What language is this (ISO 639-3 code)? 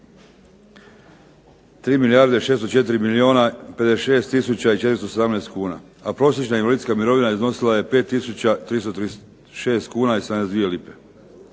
hrv